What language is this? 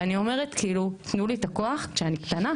Hebrew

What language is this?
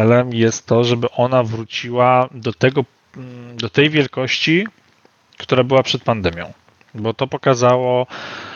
Polish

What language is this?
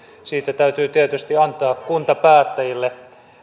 Finnish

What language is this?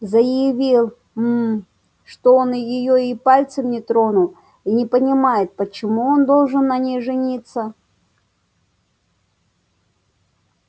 Russian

